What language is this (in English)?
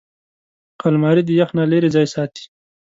Pashto